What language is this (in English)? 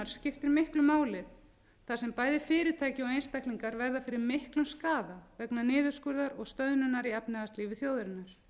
Icelandic